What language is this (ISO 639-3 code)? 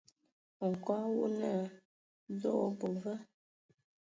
ewo